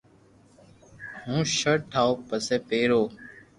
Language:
Loarki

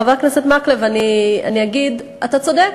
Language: Hebrew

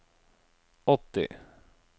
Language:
Norwegian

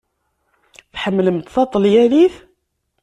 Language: Kabyle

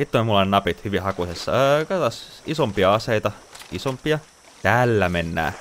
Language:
Finnish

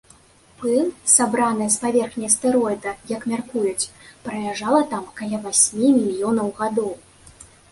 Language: Belarusian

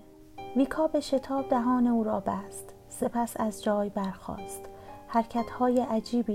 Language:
Persian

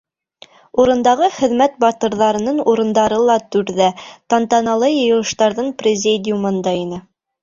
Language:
Bashkir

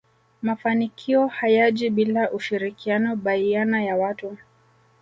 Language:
Swahili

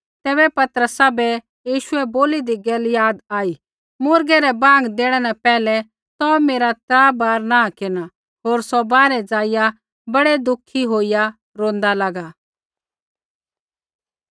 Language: Kullu Pahari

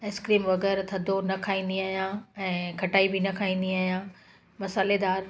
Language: Sindhi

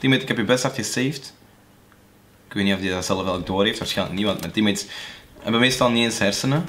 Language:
Dutch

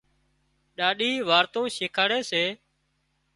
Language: Wadiyara Koli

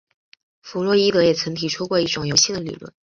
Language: Chinese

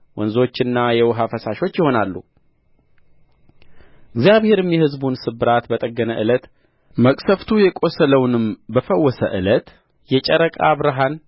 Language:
Amharic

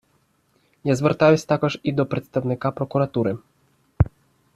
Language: Ukrainian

